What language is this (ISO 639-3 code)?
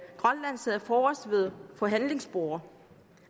dan